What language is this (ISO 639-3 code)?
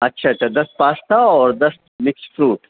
urd